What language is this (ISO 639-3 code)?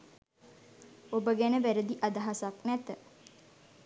sin